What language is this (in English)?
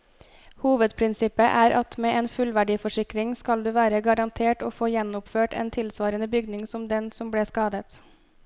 Norwegian